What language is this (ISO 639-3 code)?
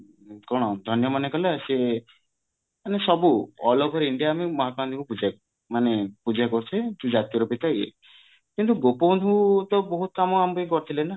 ori